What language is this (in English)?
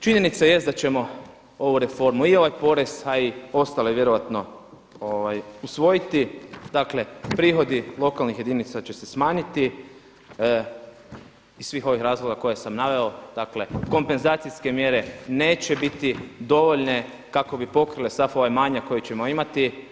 Croatian